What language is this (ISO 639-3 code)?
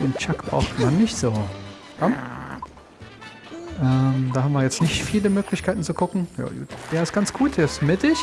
deu